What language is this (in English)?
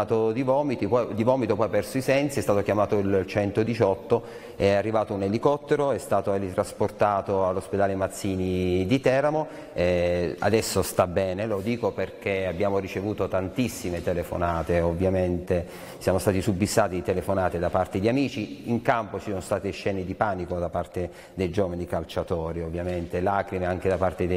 Italian